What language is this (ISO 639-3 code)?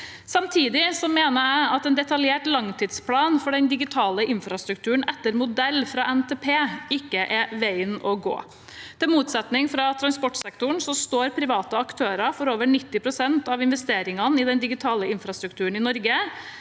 nor